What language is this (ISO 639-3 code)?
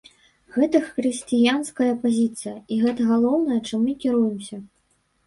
bel